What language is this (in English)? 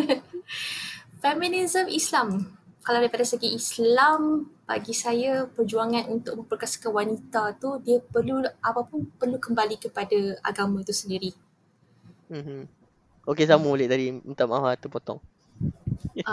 Malay